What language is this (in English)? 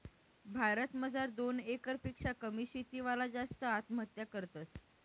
Marathi